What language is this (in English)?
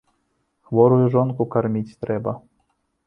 Belarusian